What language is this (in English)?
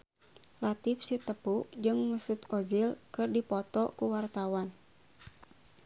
Sundanese